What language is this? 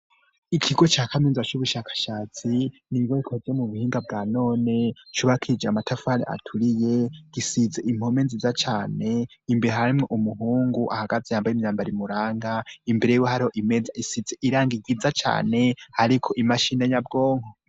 Rundi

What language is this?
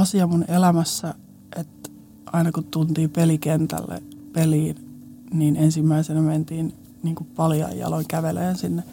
Finnish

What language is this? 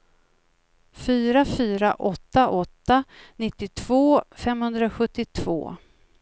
Swedish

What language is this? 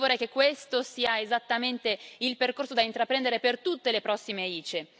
Italian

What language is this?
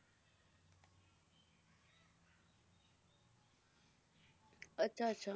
Punjabi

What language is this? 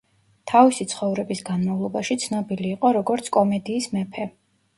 Georgian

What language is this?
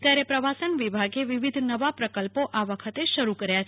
Gujarati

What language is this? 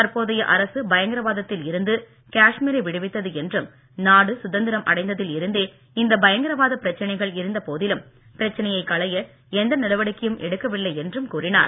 Tamil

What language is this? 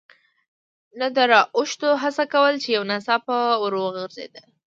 Pashto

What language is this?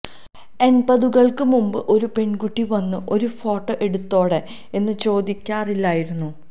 Malayalam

